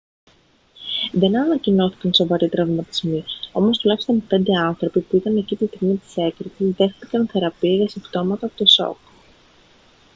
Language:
Greek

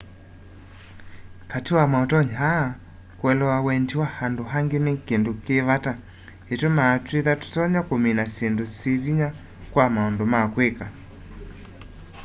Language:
Kamba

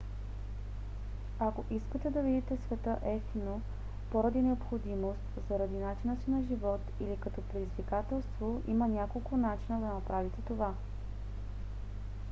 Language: Bulgarian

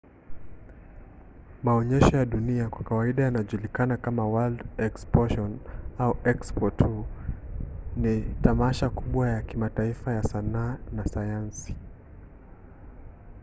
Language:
Swahili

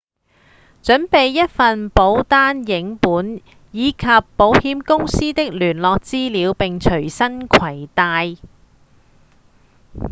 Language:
Cantonese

